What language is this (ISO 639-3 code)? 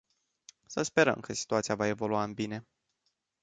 ron